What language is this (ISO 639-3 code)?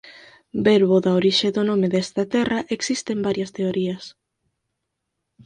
glg